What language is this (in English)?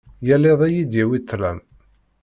Kabyle